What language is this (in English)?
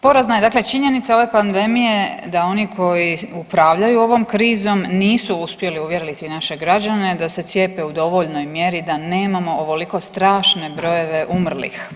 Croatian